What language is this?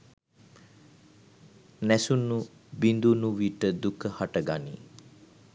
Sinhala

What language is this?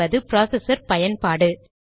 Tamil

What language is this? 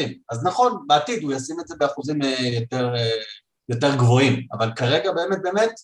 Hebrew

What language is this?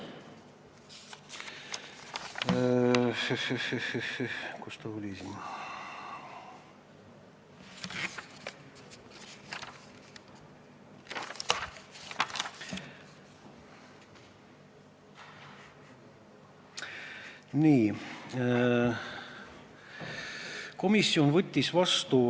Estonian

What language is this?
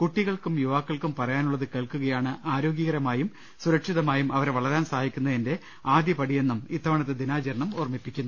Malayalam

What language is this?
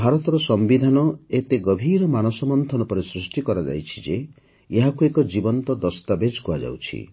Odia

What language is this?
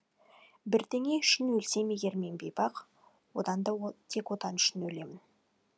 Kazakh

